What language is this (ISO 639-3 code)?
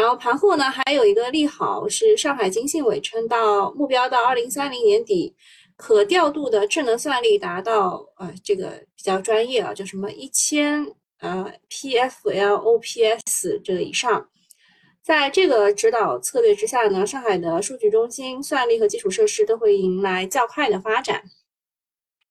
zho